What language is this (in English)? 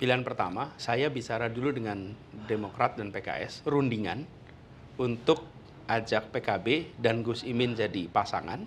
Indonesian